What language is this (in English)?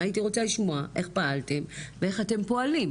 Hebrew